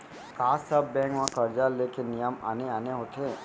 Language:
Chhattisgarhi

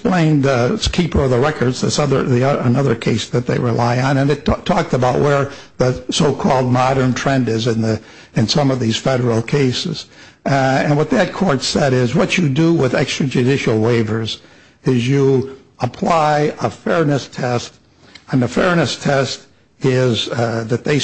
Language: English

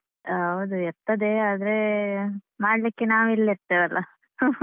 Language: Kannada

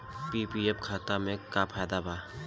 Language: Bhojpuri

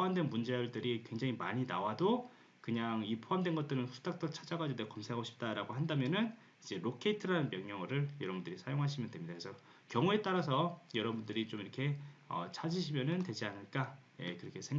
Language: Korean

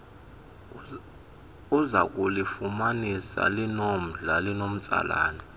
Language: Xhosa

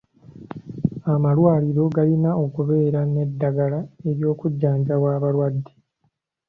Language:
Ganda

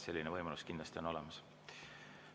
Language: Estonian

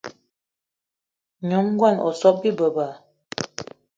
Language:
Eton (Cameroon)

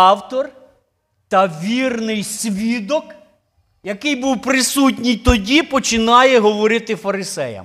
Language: Ukrainian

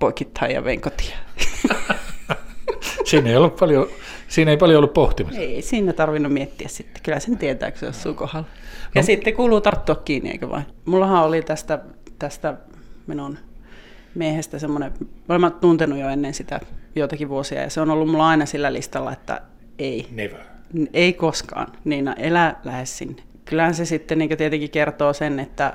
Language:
Finnish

